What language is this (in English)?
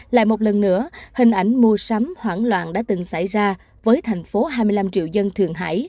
Vietnamese